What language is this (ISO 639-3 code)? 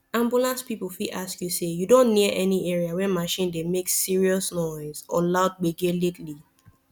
pcm